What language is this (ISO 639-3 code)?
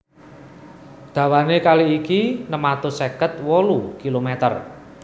jav